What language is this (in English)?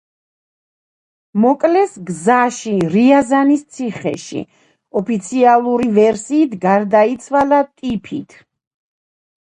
Georgian